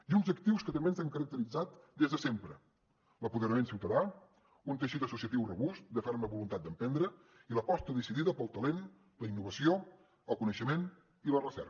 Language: Catalan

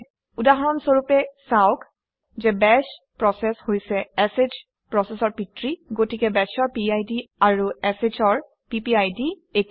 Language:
Assamese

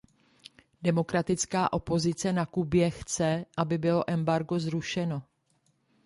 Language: Czech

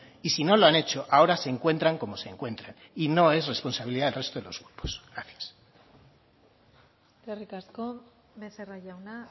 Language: Spanish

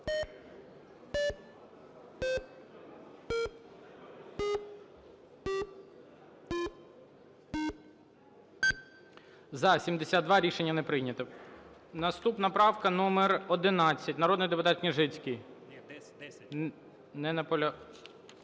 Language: Ukrainian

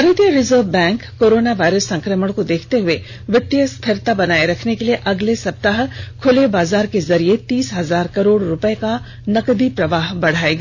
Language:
Hindi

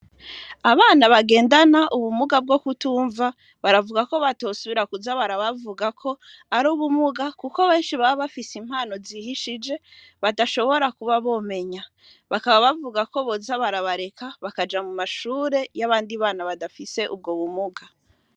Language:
Rundi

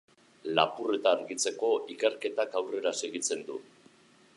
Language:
Basque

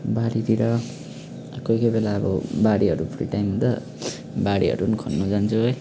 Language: Nepali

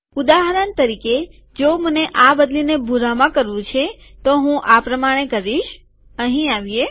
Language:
Gujarati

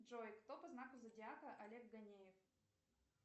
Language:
Russian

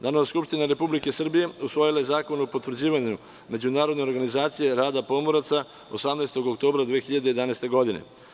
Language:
Serbian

